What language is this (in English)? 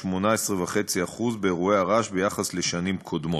Hebrew